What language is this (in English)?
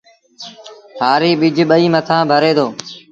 Sindhi Bhil